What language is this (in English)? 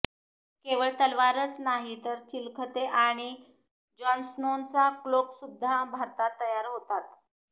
Marathi